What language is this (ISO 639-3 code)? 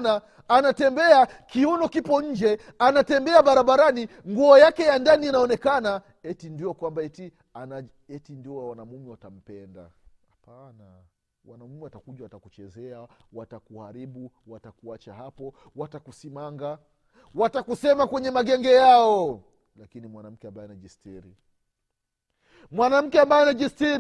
swa